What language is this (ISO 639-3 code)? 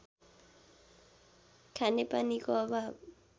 nep